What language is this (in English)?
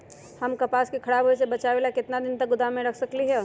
Magahi